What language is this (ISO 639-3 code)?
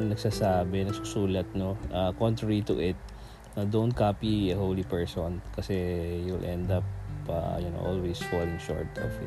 fil